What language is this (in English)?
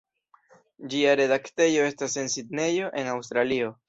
Esperanto